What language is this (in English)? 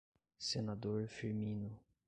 Portuguese